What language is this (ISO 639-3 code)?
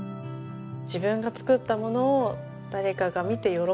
jpn